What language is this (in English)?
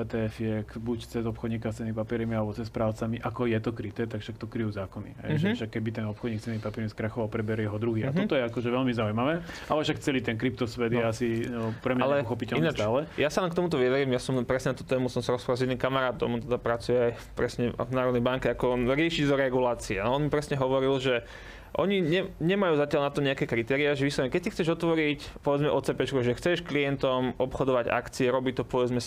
Slovak